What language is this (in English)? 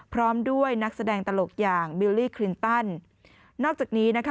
Thai